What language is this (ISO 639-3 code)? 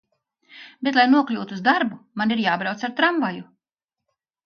lav